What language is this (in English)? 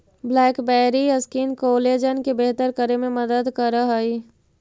Magahi